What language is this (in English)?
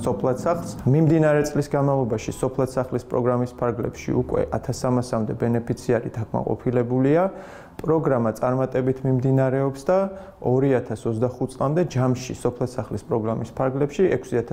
Romanian